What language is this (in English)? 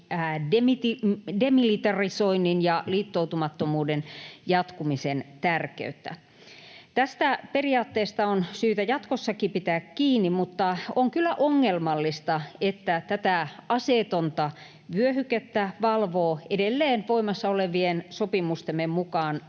Finnish